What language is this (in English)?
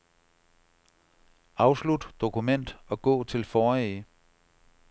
Danish